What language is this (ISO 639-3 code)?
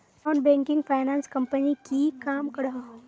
mag